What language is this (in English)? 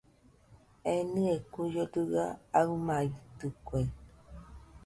Nüpode Huitoto